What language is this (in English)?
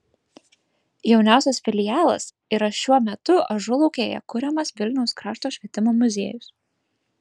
Lithuanian